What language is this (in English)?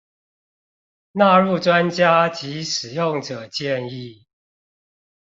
Chinese